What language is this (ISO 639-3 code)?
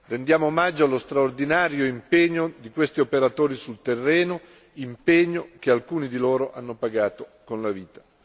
ita